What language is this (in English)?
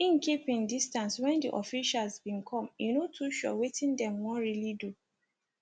Nigerian Pidgin